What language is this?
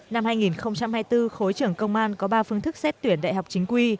Vietnamese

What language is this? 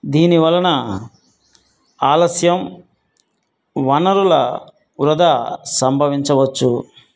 Telugu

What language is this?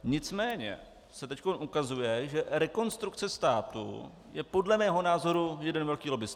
Czech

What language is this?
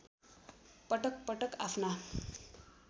Nepali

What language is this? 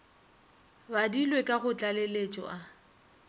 Northern Sotho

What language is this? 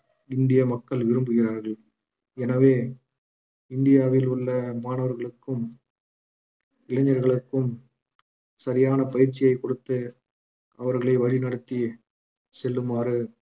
Tamil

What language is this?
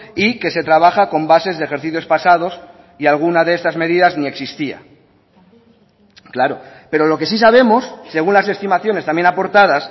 Spanish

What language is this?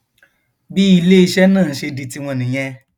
Yoruba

